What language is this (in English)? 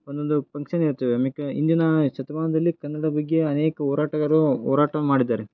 Kannada